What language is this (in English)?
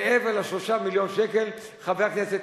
Hebrew